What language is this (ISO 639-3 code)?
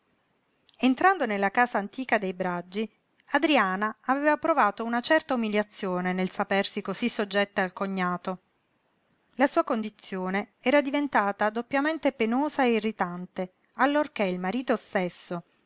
ita